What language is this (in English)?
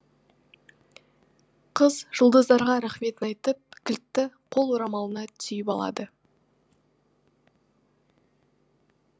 Kazakh